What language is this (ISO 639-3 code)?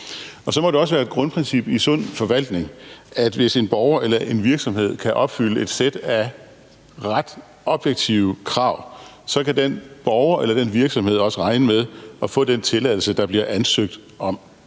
dan